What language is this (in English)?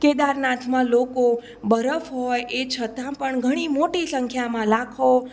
Gujarati